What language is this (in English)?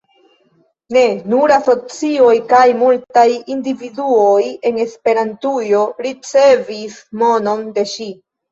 Esperanto